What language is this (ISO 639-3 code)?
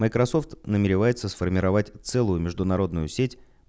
rus